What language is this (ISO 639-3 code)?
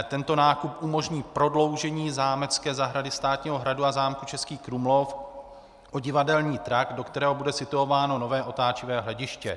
ces